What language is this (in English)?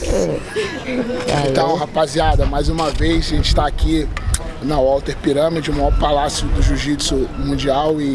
Portuguese